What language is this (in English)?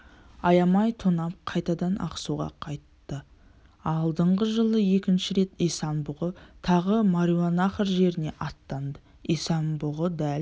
Kazakh